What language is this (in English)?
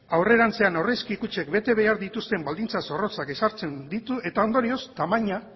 Basque